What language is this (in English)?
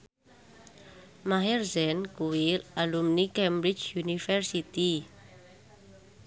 Javanese